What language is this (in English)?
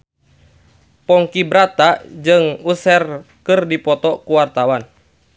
Sundanese